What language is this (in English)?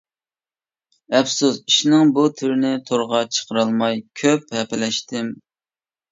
Uyghur